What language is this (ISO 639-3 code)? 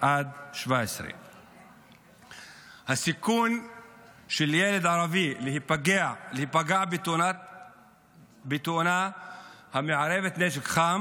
heb